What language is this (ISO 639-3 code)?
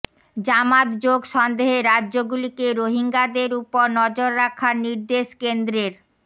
ben